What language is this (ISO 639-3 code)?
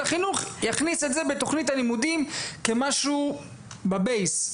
heb